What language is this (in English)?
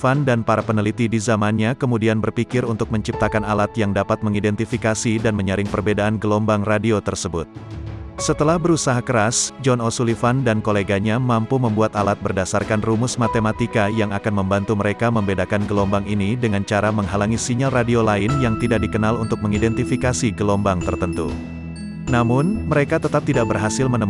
Indonesian